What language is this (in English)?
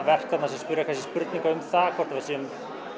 Icelandic